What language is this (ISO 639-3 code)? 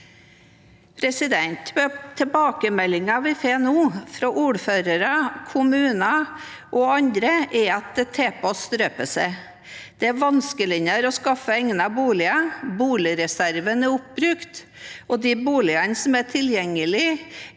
nor